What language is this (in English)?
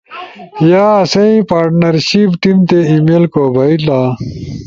Ushojo